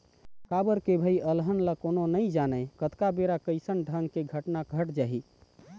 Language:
Chhattisgarhi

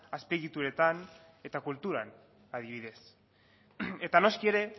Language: Basque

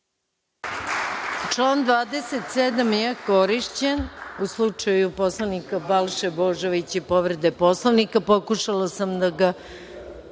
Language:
Serbian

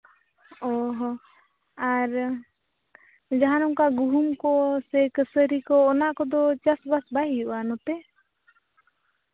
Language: Santali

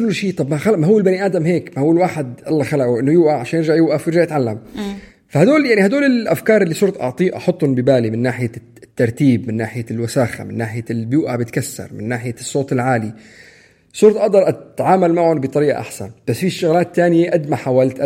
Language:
Arabic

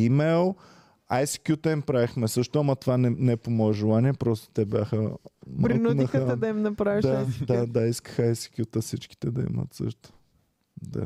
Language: Bulgarian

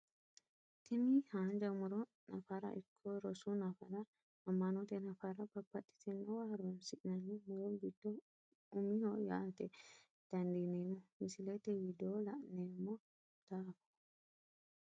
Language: Sidamo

